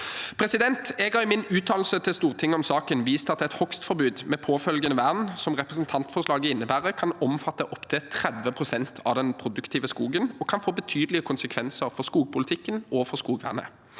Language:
Norwegian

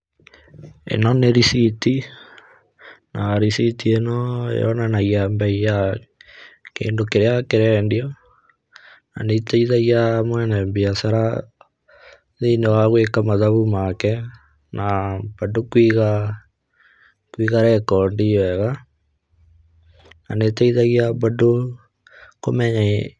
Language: Kikuyu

